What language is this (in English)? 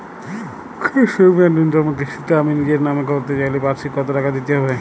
Bangla